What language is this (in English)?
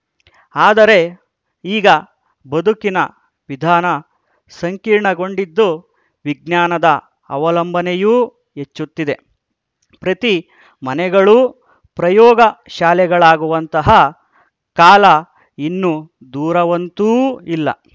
Kannada